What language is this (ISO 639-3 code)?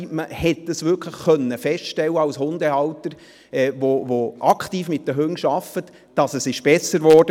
gsw